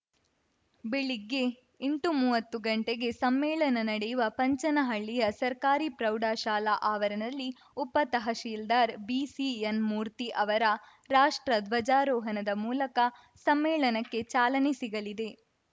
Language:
Kannada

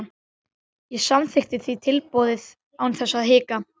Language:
Icelandic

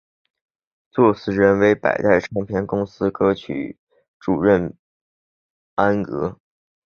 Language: Chinese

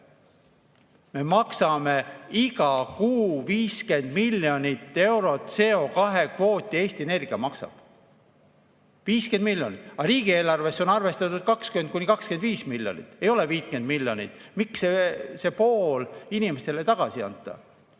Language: Estonian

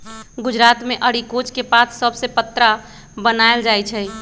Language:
Magahi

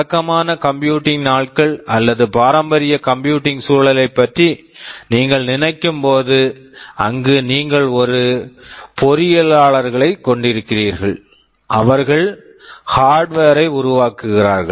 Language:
Tamil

